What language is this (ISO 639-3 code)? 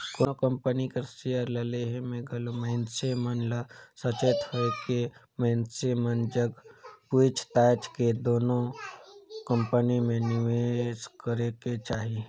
hne